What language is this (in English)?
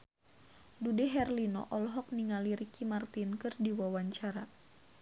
Sundanese